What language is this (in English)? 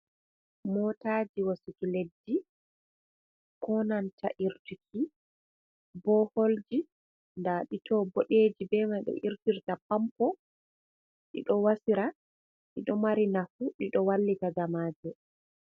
Fula